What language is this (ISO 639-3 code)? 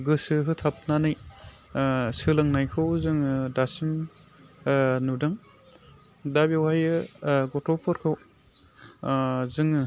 brx